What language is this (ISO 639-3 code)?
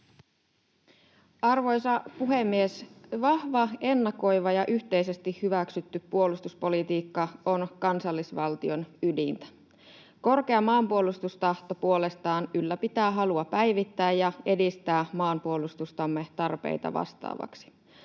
fin